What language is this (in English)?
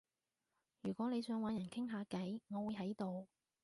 Cantonese